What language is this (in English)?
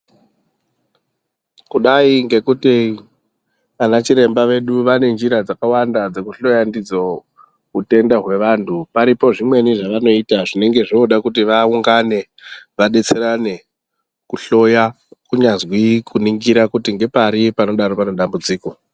Ndau